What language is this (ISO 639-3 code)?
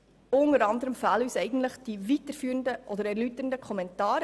gsw